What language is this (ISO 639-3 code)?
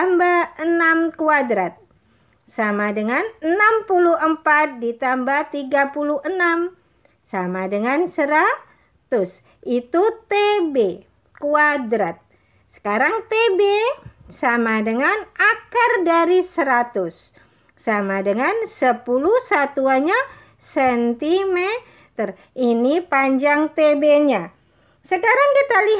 ind